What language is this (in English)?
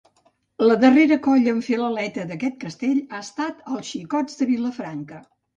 Catalan